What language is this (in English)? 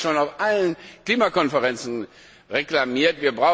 German